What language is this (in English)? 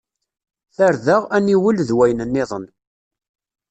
Kabyle